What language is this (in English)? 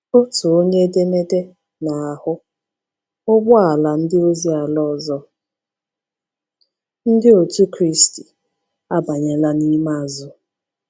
Igbo